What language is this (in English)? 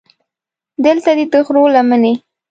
Pashto